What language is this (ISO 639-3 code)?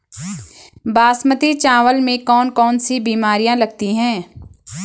hin